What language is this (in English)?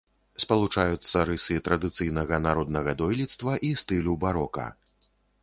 Belarusian